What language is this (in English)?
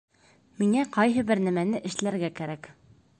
Bashkir